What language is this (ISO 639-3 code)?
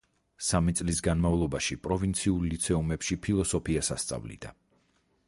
kat